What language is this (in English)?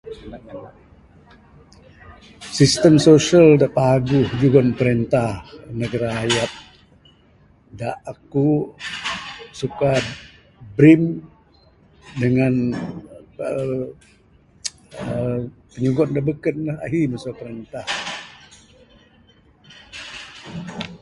Bukar-Sadung Bidayuh